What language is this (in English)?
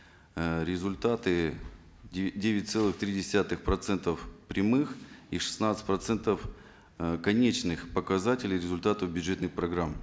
Kazakh